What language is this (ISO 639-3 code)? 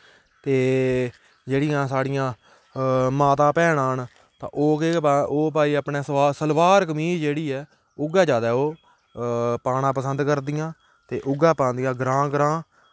doi